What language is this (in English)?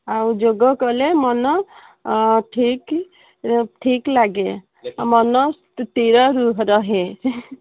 Odia